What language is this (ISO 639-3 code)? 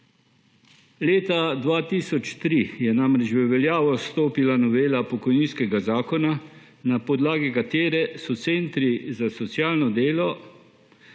slv